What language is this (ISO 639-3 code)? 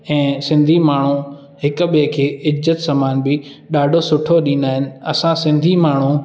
snd